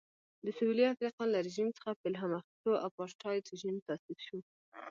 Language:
Pashto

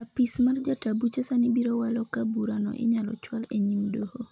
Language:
Luo (Kenya and Tanzania)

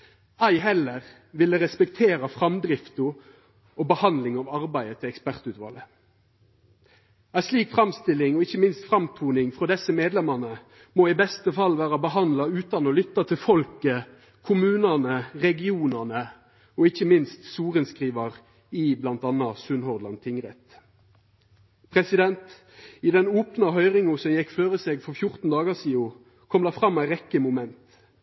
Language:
Norwegian Nynorsk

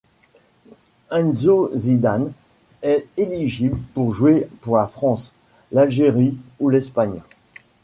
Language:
French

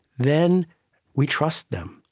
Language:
English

